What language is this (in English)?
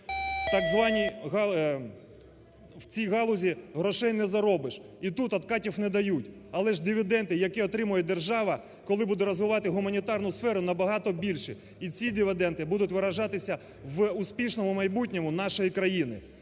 Ukrainian